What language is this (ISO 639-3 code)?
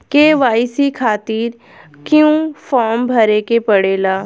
bho